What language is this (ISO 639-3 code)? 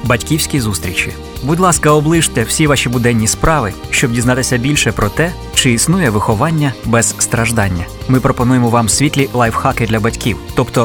ukr